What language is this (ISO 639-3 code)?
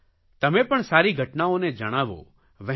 guj